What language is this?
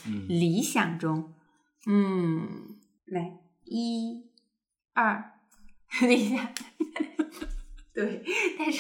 Chinese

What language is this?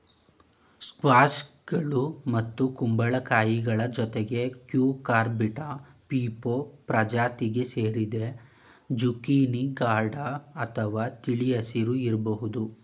Kannada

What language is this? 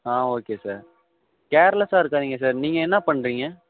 Tamil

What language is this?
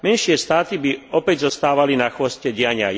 Slovak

